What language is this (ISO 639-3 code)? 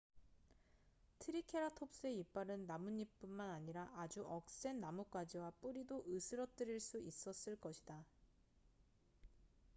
kor